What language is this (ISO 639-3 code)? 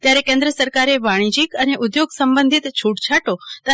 guj